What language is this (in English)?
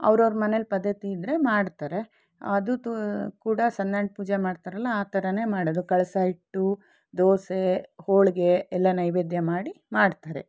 Kannada